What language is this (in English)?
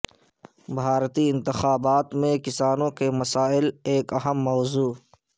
Urdu